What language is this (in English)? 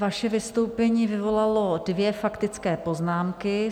Czech